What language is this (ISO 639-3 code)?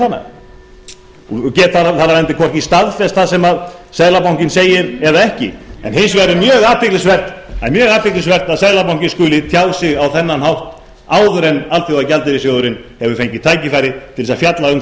isl